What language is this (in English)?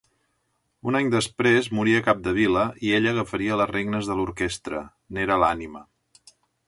Catalan